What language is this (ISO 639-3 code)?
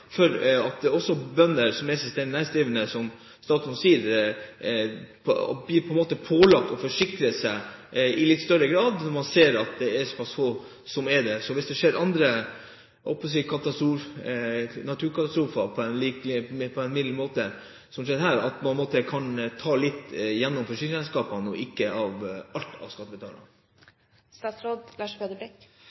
nob